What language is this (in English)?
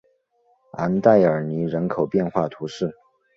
Chinese